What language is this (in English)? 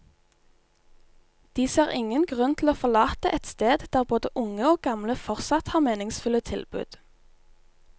Norwegian